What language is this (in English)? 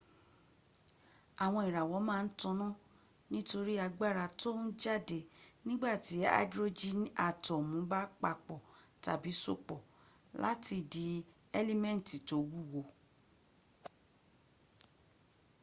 Yoruba